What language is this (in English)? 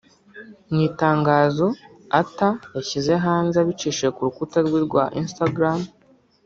Kinyarwanda